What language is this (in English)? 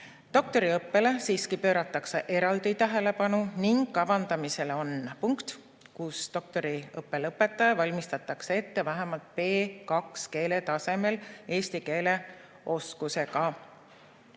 Estonian